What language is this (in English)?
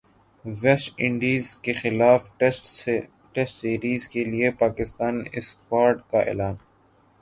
Urdu